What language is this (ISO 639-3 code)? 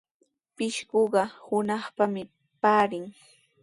qws